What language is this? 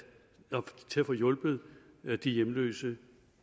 Danish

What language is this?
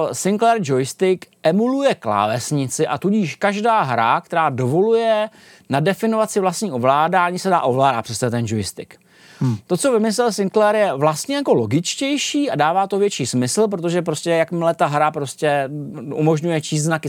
Czech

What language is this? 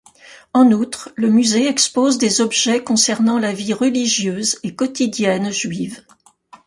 French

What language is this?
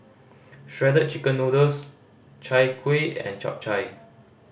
English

